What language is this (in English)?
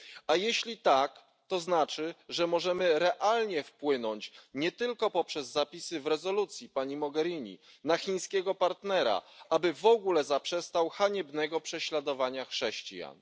Polish